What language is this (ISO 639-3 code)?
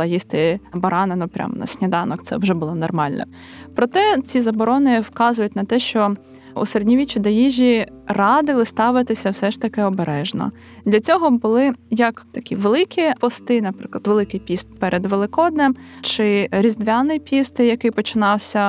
ukr